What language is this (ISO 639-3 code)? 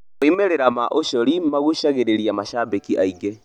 kik